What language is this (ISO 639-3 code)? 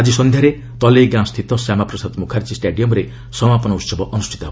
ori